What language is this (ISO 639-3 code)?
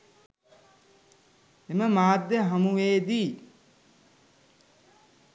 sin